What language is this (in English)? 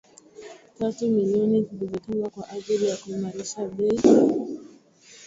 Swahili